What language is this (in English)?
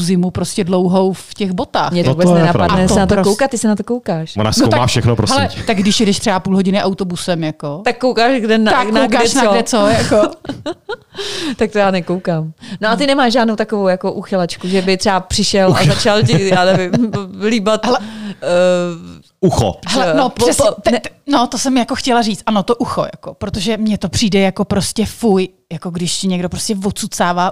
Czech